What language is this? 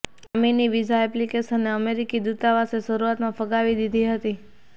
Gujarati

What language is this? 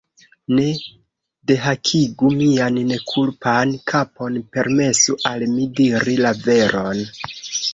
Esperanto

